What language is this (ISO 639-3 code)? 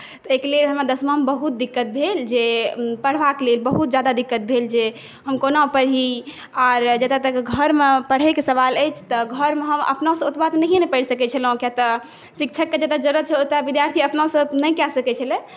mai